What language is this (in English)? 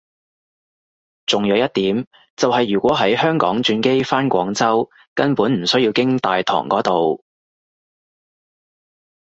Cantonese